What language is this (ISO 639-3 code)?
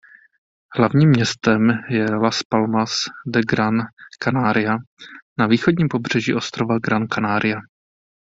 ces